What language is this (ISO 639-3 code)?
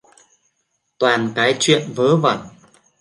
vie